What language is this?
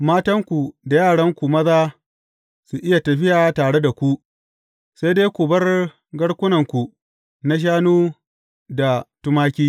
Hausa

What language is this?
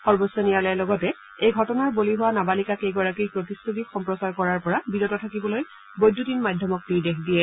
Assamese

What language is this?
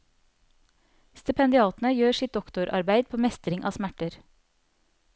Norwegian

